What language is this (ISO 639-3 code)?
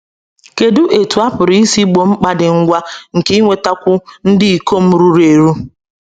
ibo